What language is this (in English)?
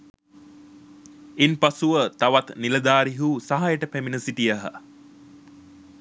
Sinhala